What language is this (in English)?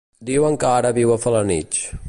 Catalan